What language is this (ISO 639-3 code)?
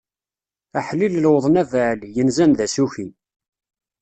kab